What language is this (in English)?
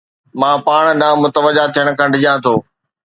Sindhi